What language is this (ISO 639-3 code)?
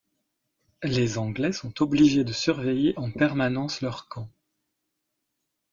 fra